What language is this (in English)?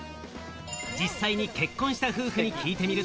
Japanese